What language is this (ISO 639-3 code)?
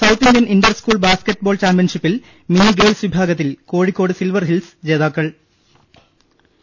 mal